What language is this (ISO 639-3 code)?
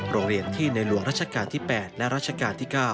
tha